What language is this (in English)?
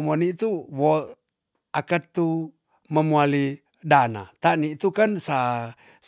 Tonsea